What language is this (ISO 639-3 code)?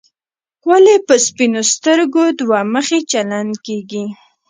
pus